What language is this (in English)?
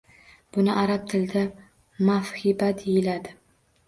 Uzbek